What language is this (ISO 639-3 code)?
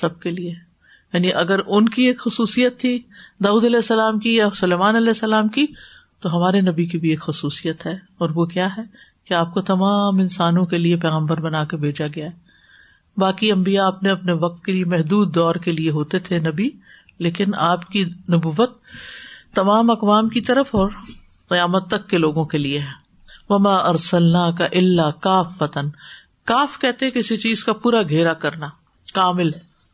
urd